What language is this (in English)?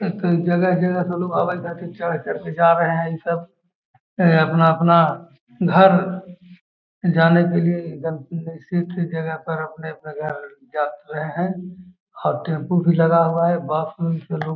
Magahi